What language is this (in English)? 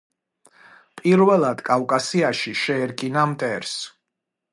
Georgian